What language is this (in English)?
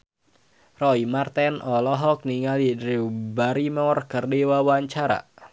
Sundanese